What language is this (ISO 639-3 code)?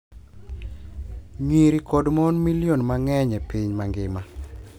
luo